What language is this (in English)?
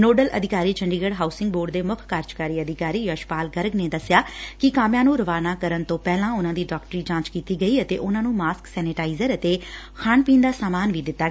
Punjabi